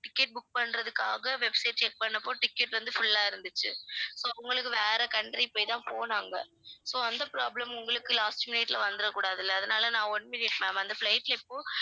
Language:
Tamil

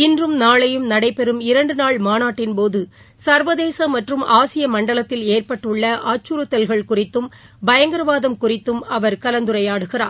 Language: Tamil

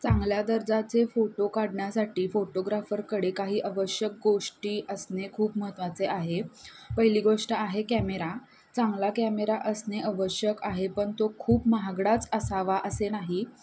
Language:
Marathi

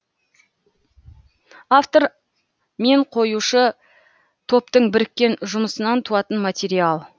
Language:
Kazakh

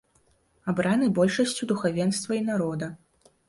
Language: Belarusian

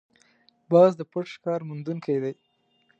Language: Pashto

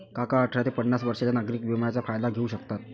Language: Marathi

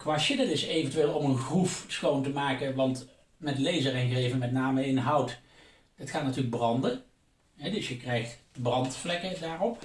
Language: Dutch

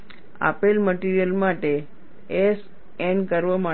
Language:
Gujarati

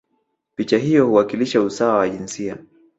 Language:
Swahili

